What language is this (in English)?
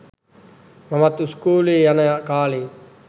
Sinhala